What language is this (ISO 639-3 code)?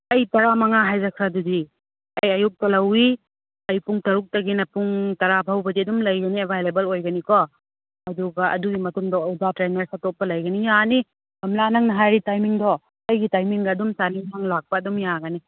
mni